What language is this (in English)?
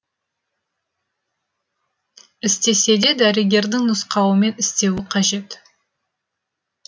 Kazakh